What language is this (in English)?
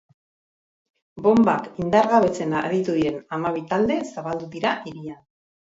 Basque